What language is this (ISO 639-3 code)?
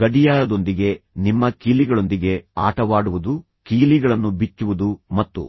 kan